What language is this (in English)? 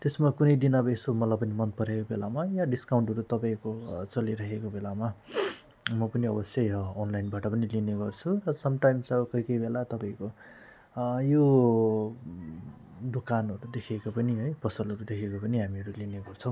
Nepali